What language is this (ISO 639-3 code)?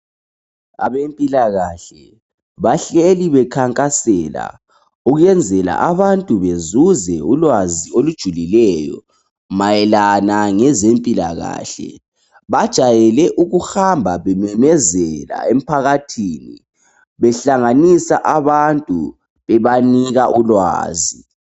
nde